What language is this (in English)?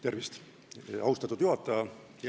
Estonian